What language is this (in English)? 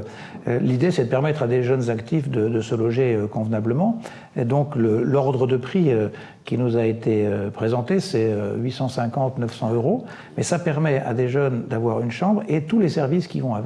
French